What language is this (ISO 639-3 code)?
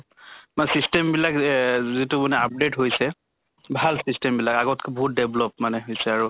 asm